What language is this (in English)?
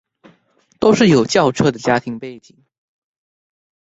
Chinese